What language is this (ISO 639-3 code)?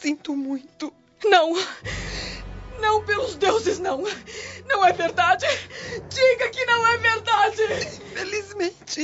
por